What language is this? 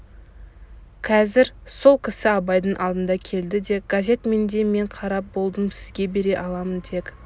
Kazakh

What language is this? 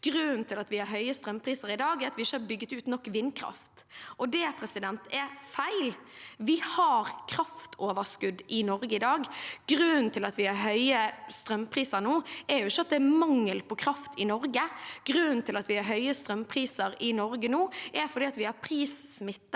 Norwegian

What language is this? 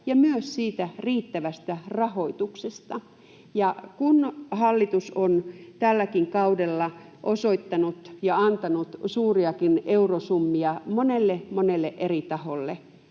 Finnish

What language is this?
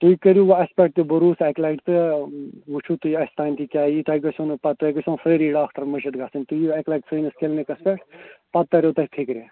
Kashmiri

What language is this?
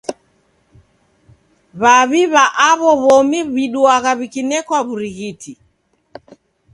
Taita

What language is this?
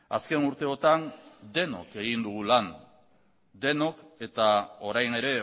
Basque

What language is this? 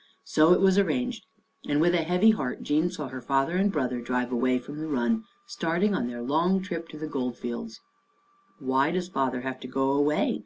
English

